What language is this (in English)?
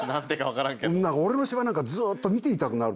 Japanese